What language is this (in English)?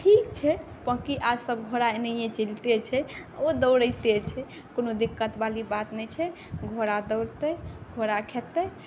Maithili